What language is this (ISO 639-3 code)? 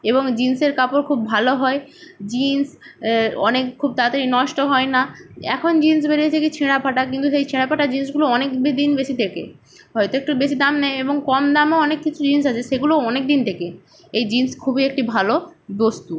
ben